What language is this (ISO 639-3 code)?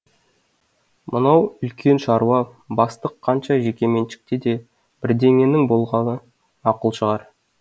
kaz